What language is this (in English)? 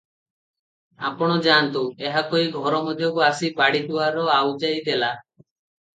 Odia